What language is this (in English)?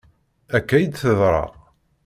Kabyle